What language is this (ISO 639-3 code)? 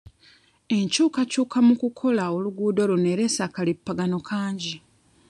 lug